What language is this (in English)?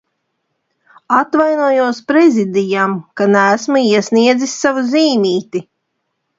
Latvian